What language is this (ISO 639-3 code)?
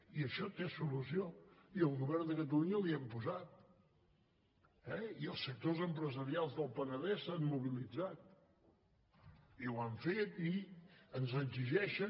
cat